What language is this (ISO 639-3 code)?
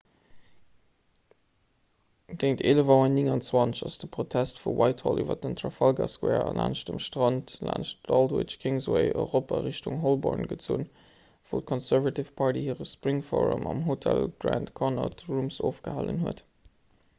ltz